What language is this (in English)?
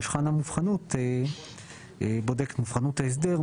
Hebrew